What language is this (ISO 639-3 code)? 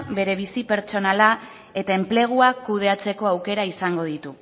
eus